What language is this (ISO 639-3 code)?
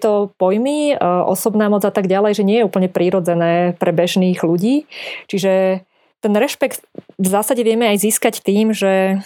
slk